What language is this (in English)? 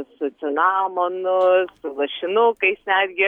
Lithuanian